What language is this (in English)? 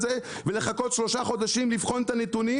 Hebrew